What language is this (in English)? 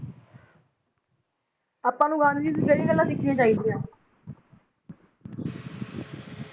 Punjabi